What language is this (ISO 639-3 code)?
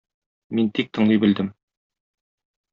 tat